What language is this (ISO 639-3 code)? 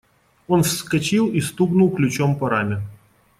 rus